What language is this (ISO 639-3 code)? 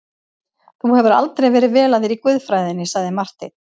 isl